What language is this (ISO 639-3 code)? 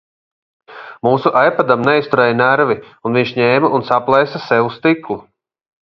lav